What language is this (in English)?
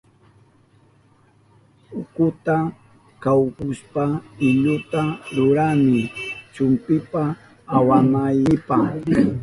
Southern Pastaza Quechua